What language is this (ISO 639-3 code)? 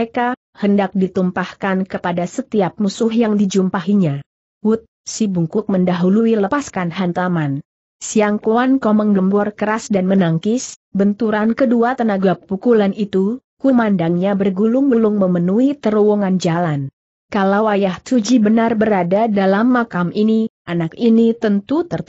ind